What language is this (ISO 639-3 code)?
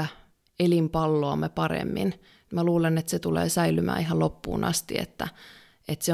fin